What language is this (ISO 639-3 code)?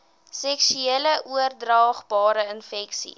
afr